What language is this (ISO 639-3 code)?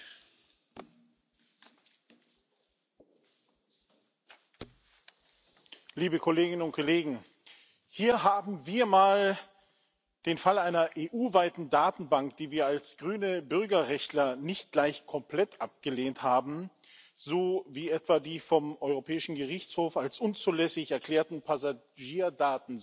deu